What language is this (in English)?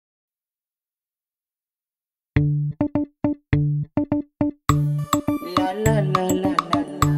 Indonesian